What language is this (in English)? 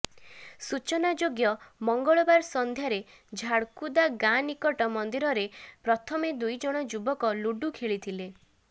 Odia